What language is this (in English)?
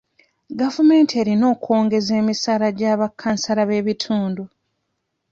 Ganda